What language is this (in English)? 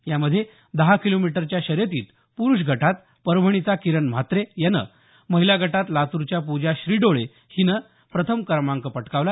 Marathi